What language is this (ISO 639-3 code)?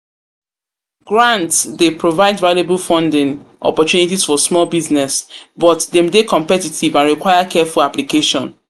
pcm